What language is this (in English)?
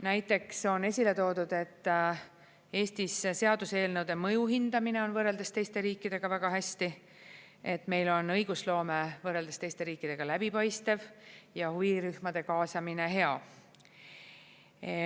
Estonian